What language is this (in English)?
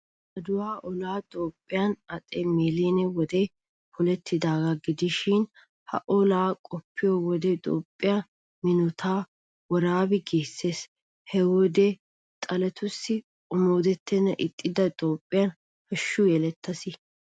Wolaytta